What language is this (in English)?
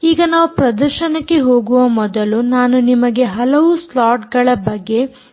Kannada